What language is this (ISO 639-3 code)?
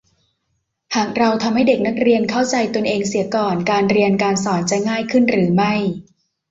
tha